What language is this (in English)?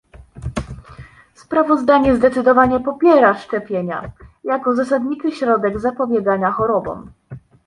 Polish